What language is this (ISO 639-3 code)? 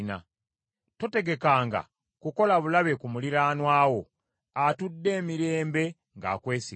lug